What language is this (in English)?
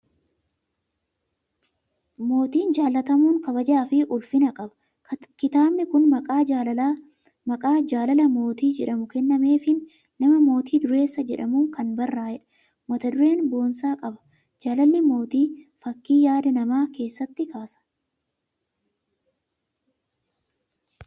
Oromo